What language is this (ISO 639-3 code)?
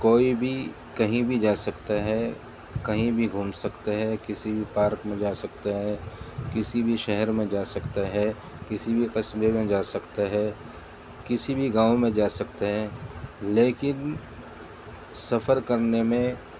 urd